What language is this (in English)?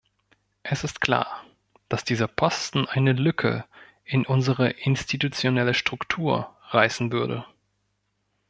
German